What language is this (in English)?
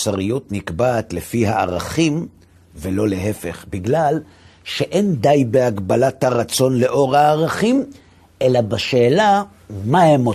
Hebrew